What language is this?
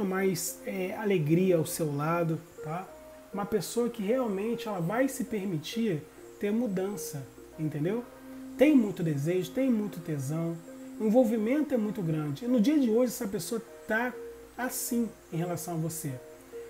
Portuguese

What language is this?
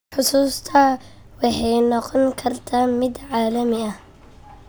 Somali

